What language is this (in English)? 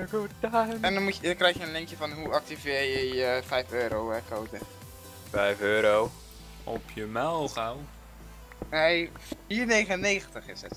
Dutch